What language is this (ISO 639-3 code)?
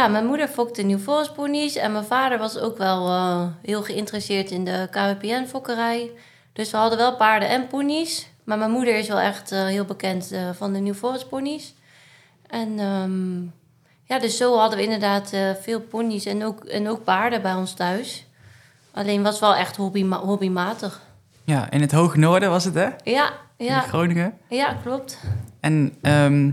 nld